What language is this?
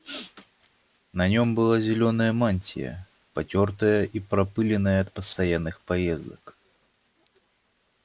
Russian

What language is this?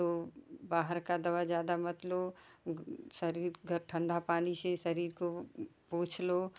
Hindi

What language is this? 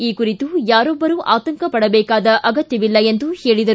Kannada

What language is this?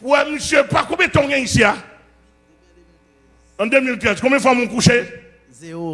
French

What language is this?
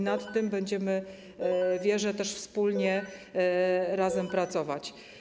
Polish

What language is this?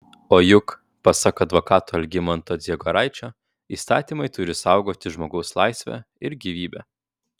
Lithuanian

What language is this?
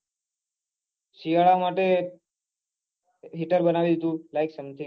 Gujarati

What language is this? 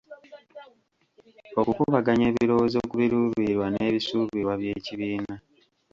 Ganda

